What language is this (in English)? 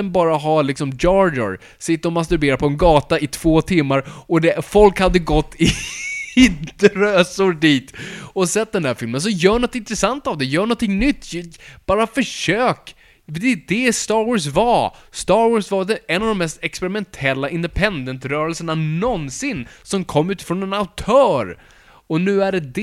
Swedish